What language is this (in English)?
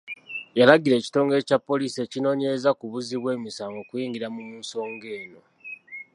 Ganda